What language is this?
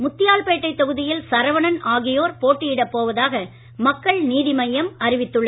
Tamil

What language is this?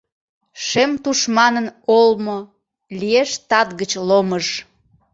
Mari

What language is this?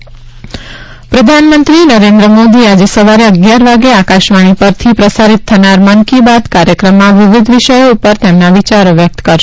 Gujarati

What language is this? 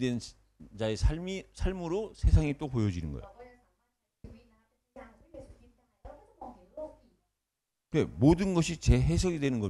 Korean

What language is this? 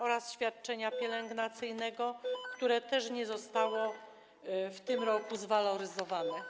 Polish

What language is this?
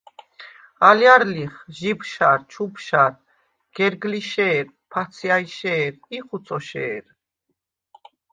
Svan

